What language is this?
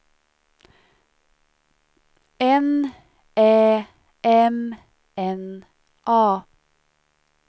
Swedish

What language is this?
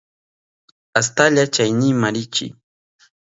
Southern Pastaza Quechua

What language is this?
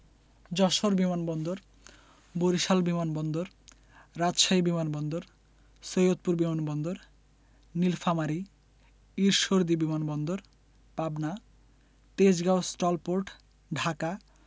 Bangla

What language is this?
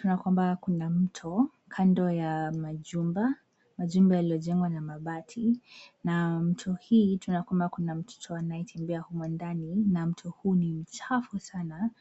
Swahili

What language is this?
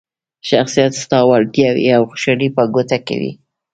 Pashto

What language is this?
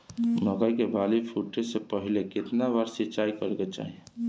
Bhojpuri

